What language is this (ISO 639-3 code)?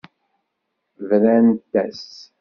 kab